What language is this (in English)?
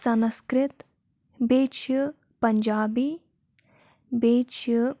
Kashmiri